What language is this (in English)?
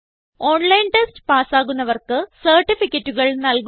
Malayalam